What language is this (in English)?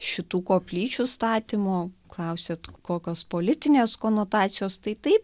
Lithuanian